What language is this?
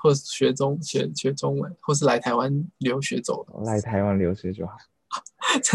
Chinese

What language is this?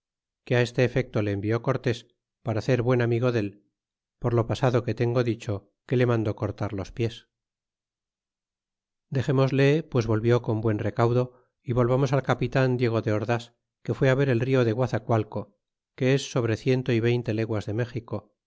Spanish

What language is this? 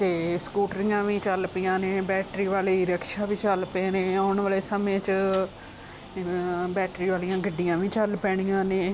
Punjabi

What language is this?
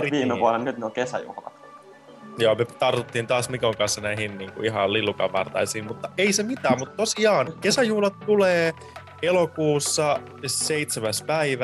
Finnish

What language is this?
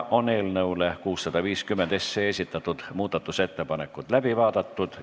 Estonian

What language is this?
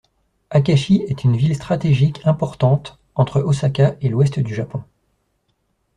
French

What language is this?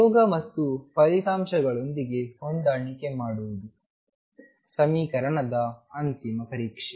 Kannada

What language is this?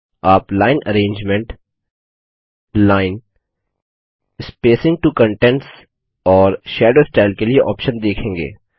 Hindi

